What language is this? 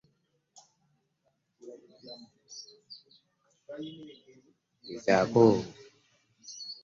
Ganda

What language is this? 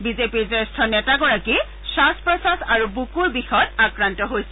Assamese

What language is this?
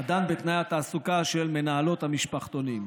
Hebrew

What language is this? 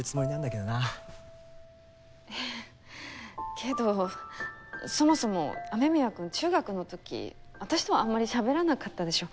Japanese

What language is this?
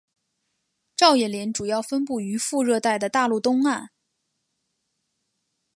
Chinese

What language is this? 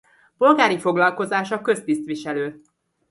Hungarian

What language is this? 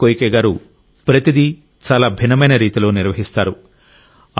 Telugu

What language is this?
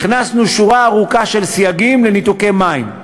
Hebrew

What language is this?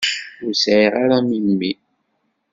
Kabyle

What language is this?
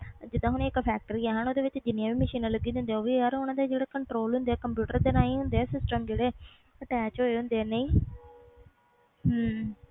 Punjabi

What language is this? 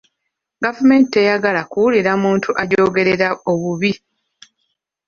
Ganda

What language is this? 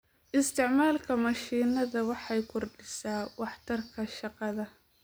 Somali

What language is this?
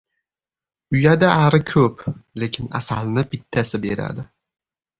Uzbek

